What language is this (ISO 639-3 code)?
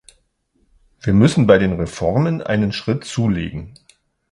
deu